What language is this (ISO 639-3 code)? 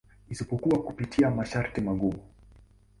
swa